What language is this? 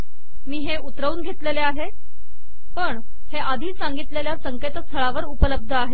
Marathi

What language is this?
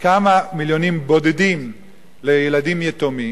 Hebrew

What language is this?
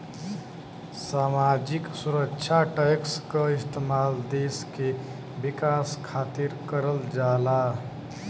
Bhojpuri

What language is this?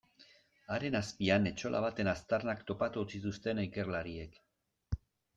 Basque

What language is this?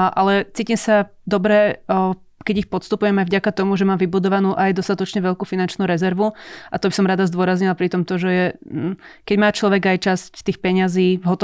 Slovak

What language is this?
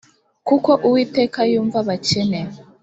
Kinyarwanda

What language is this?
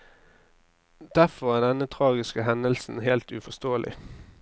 Norwegian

